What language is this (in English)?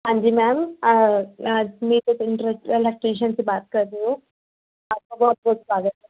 Punjabi